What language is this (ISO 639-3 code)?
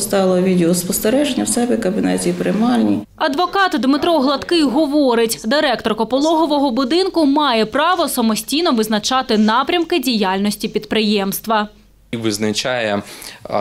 ukr